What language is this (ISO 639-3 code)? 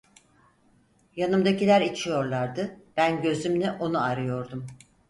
tur